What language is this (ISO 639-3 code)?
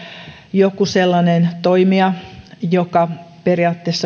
fin